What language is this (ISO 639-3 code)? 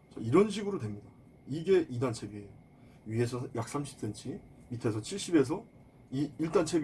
kor